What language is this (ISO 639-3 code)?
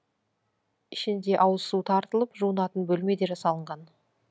kaz